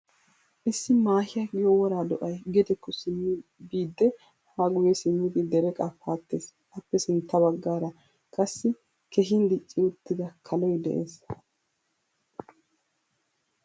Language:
Wolaytta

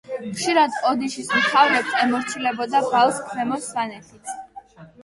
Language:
Georgian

